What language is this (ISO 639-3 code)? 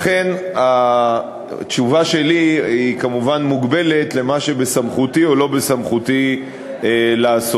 heb